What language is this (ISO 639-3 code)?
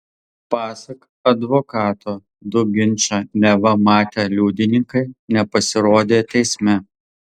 lit